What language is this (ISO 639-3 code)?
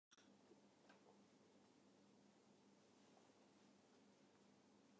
jpn